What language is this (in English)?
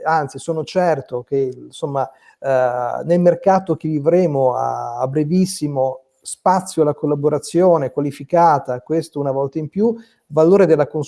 Italian